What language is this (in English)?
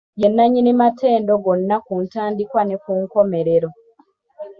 Ganda